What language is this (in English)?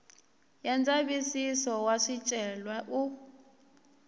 Tsonga